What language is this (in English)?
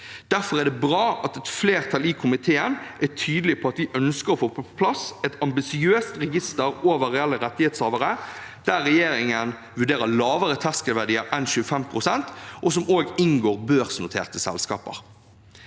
Norwegian